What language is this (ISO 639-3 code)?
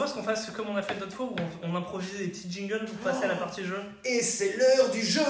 fra